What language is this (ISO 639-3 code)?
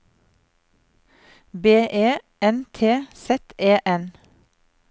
nor